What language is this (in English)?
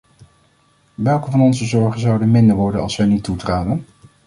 Dutch